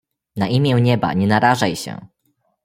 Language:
Polish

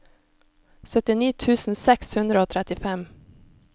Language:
Norwegian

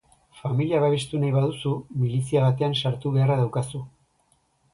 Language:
Basque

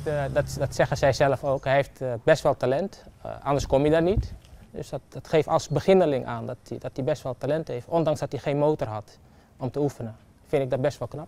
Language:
Dutch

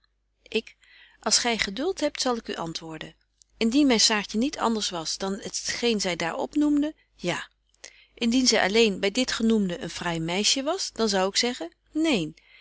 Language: Dutch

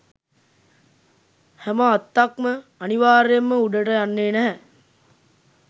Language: Sinhala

